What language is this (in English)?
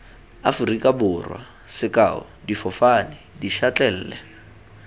Tswana